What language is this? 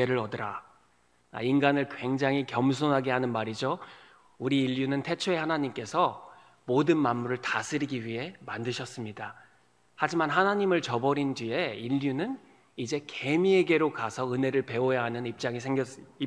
Korean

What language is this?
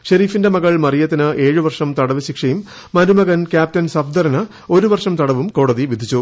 Malayalam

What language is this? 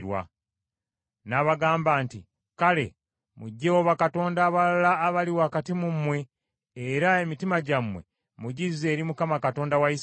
Ganda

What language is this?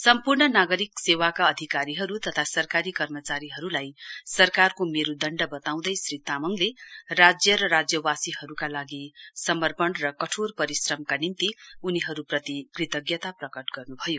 Nepali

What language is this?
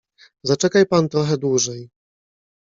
Polish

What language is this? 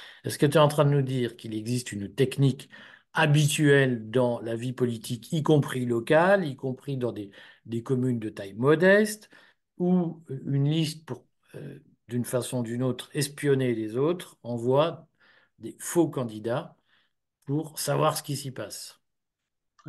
French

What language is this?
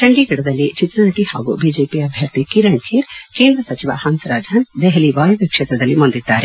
Kannada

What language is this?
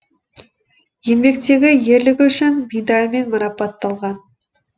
Kazakh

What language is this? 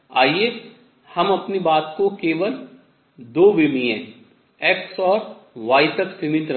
Hindi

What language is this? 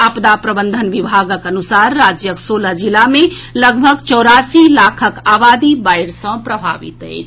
Maithili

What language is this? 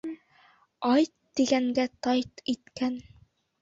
Bashkir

